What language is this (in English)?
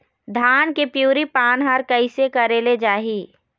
Chhattisgarhi